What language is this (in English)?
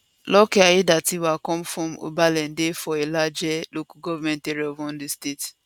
Nigerian Pidgin